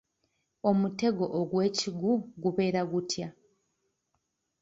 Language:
Ganda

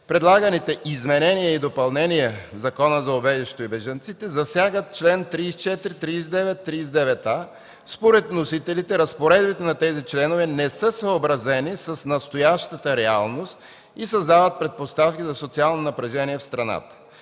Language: Bulgarian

